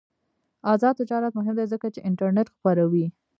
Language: Pashto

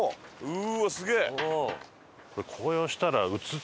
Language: Japanese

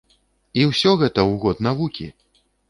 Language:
Belarusian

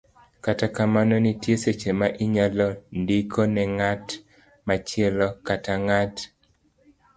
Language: Luo (Kenya and Tanzania)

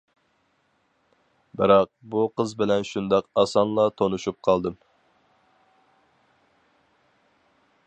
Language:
Uyghur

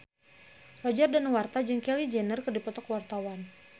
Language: Sundanese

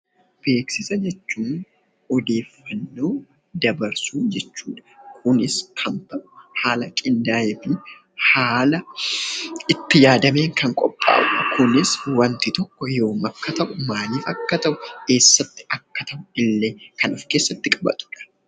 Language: Oromo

